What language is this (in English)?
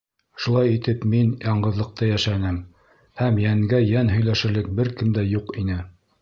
Bashkir